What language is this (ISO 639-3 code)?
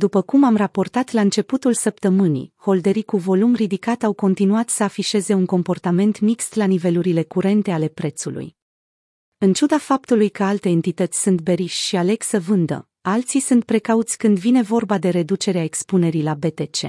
ron